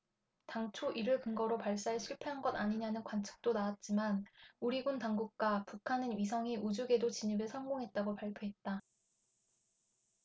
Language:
Korean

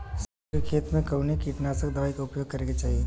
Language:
Bhojpuri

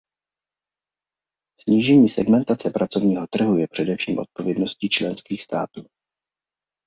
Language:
Czech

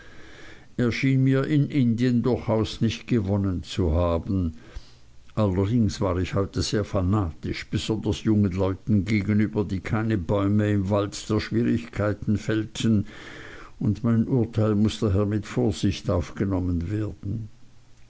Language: German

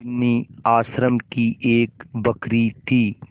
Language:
Hindi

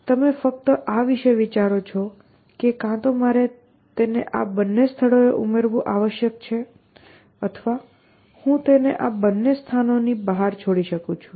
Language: Gujarati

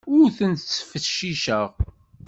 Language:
Kabyle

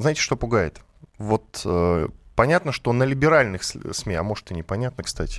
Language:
Russian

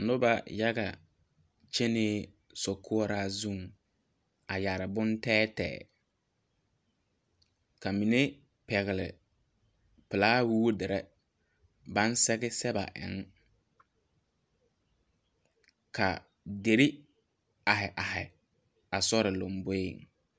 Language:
Southern Dagaare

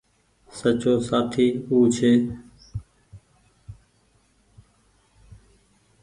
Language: Goaria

